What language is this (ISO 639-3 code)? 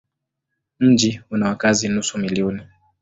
swa